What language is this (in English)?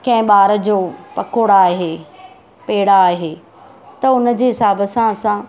Sindhi